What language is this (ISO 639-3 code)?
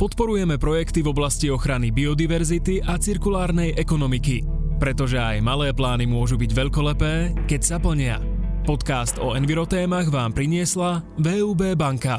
slk